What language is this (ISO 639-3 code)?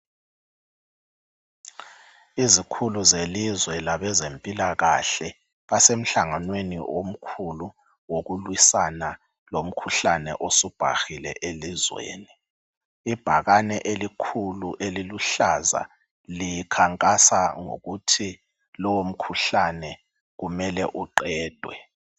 nde